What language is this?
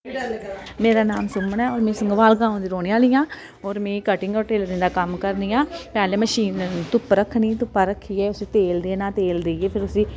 Dogri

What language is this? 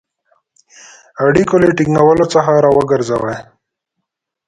Pashto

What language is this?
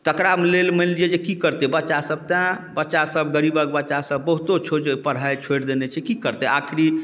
Maithili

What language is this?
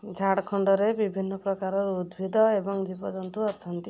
Odia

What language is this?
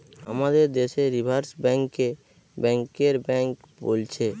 Bangla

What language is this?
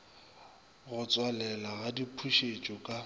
Northern Sotho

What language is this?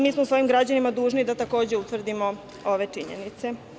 Serbian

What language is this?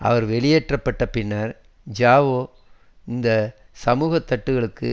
Tamil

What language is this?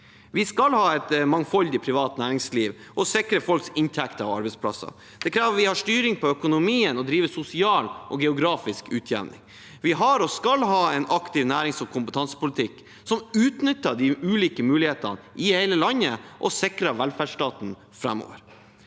Norwegian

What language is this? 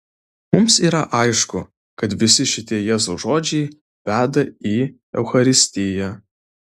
Lithuanian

